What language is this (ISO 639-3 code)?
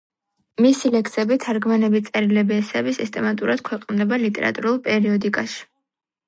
kat